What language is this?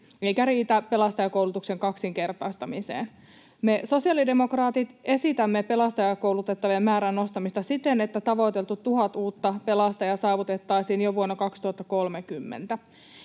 Finnish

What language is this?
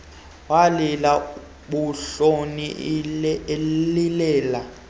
Xhosa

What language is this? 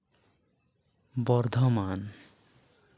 Santali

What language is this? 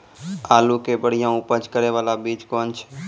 Maithili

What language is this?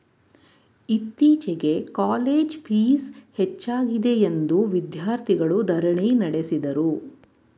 Kannada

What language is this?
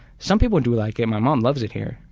English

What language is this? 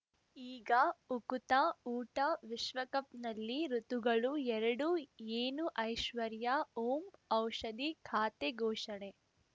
Kannada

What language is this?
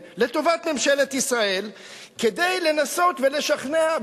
Hebrew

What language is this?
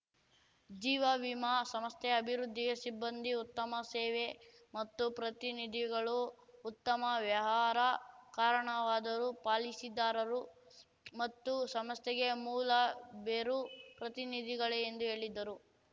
Kannada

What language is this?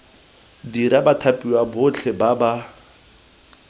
Tswana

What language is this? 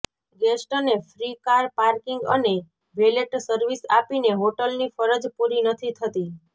Gujarati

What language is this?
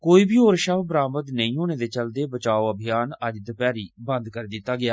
Dogri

